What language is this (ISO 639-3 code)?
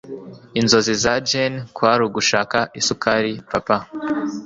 kin